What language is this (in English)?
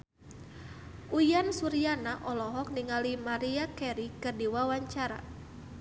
Sundanese